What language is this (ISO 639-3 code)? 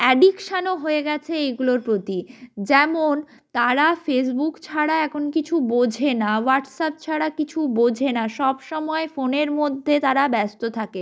ben